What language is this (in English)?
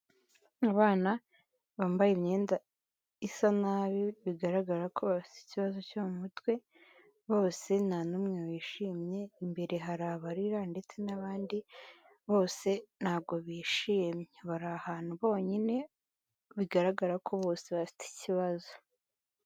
Kinyarwanda